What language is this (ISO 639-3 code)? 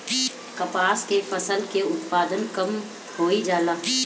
bho